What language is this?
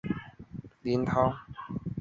Chinese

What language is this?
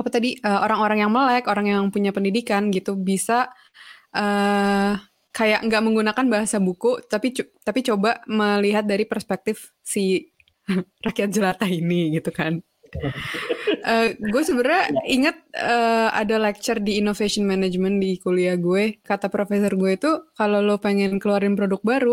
Indonesian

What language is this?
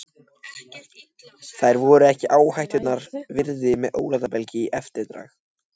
Icelandic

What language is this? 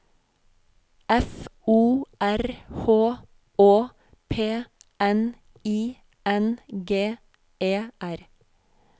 Norwegian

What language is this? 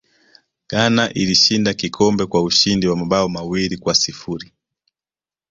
Swahili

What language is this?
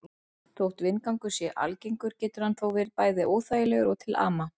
Icelandic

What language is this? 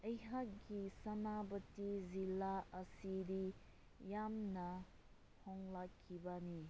Manipuri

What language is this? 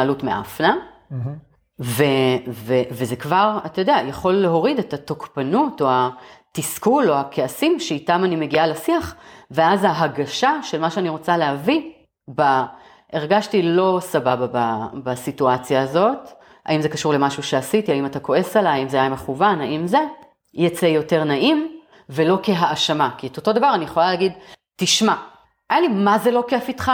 Hebrew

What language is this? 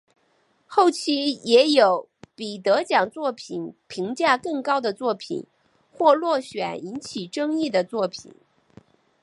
Chinese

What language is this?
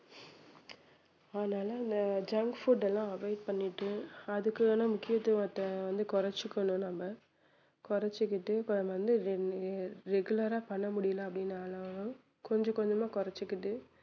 Tamil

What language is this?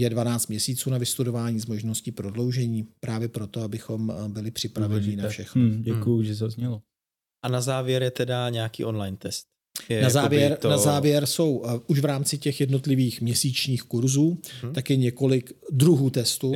Czech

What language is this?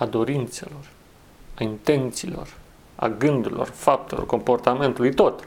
Romanian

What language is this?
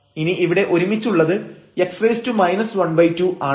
Malayalam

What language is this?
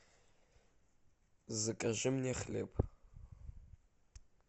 Russian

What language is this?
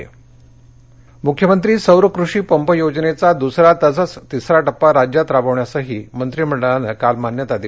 Marathi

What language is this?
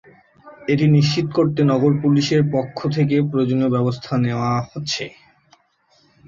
Bangla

